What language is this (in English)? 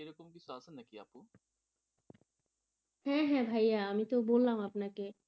Bangla